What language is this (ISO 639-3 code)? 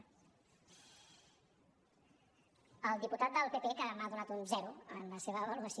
cat